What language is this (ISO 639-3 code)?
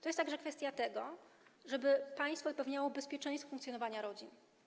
pol